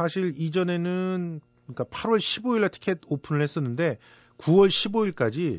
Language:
Korean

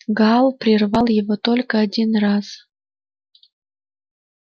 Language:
Russian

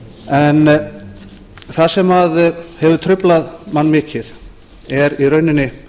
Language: Icelandic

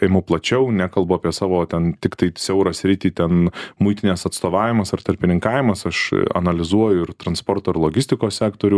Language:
Lithuanian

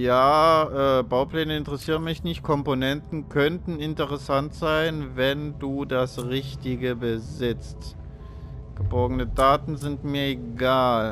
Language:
German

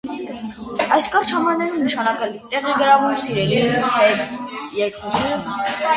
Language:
Armenian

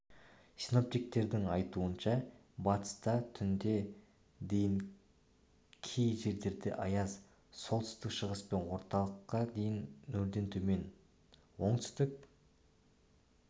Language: Kazakh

